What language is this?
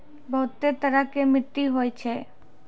Maithili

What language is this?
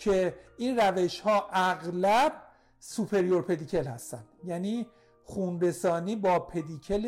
Persian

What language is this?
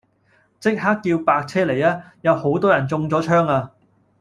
Cantonese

